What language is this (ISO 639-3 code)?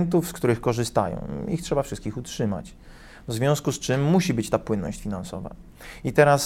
pol